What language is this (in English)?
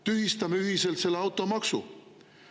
Estonian